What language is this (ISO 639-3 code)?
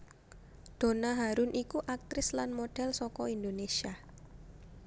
jav